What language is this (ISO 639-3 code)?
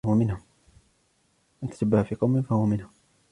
ara